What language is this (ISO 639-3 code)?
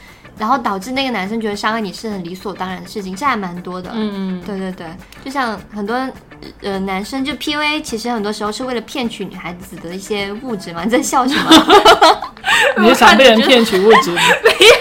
zho